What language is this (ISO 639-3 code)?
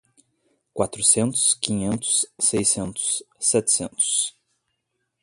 por